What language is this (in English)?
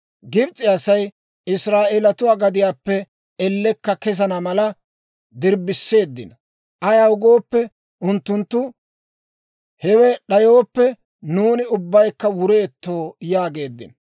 Dawro